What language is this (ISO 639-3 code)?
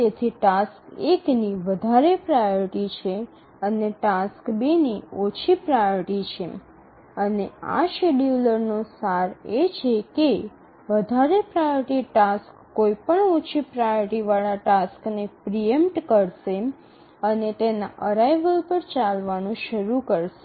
guj